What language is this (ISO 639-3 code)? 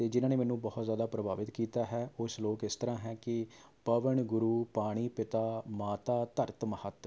pan